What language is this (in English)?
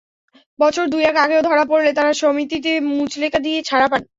Bangla